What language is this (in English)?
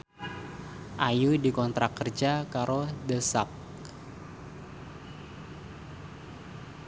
Javanese